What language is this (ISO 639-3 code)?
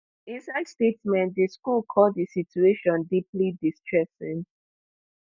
pcm